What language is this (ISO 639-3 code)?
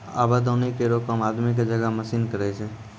mai